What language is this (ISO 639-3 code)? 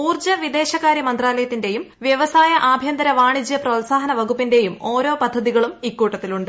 mal